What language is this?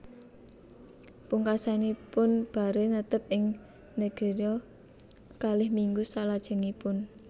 Javanese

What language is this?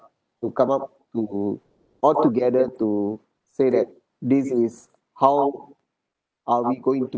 English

